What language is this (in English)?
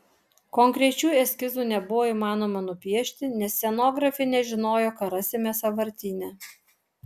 Lithuanian